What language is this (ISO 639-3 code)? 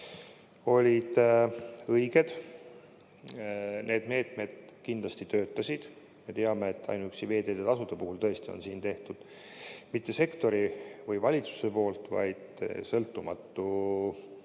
est